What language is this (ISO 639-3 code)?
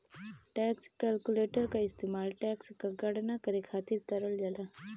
bho